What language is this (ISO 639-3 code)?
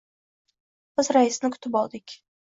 uzb